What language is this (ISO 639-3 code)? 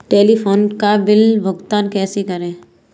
hin